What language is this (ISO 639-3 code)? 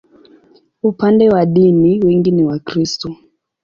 swa